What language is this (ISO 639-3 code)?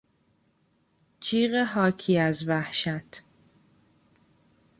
fas